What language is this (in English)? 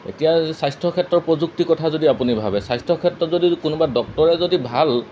Assamese